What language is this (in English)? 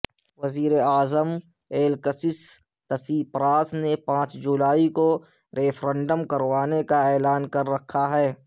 Urdu